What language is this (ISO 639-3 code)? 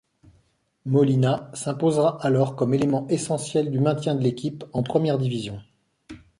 fra